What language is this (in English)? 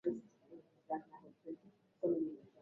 Swahili